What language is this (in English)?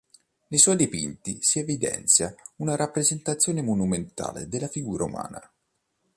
Italian